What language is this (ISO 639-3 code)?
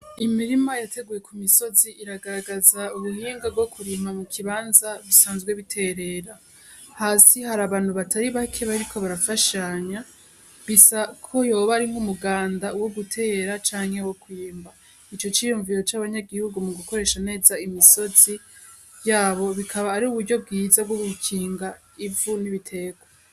run